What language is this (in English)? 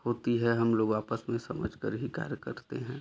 Hindi